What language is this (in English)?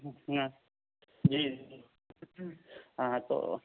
Urdu